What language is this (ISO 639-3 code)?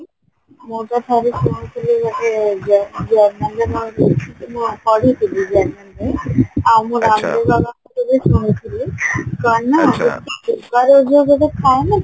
ori